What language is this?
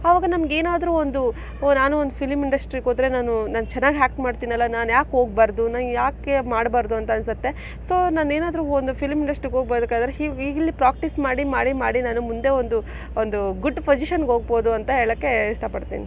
Kannada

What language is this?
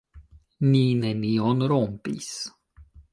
Esperanto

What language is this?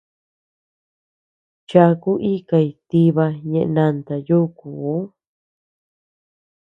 Tepeuxila Cuicatec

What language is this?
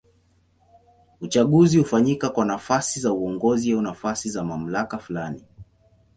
Swahili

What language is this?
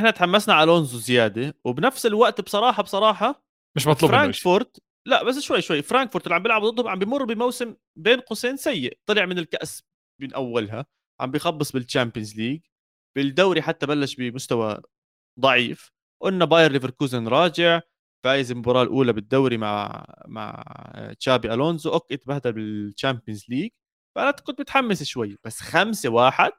Arabic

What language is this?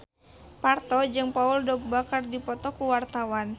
Sundanese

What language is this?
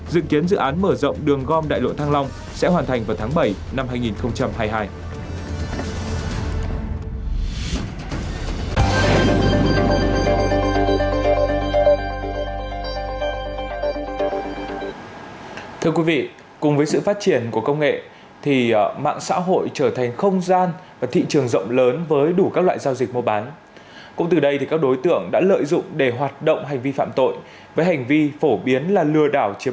Vietnamese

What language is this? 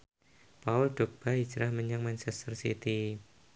Javanese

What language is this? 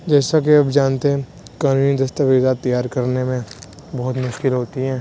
Urdu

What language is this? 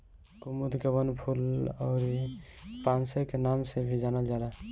Bhojpuri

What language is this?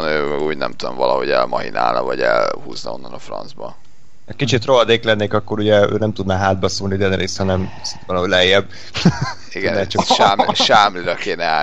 Hungarian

